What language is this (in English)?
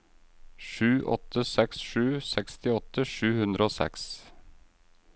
Norwegian